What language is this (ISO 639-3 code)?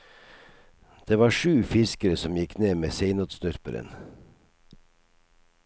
nor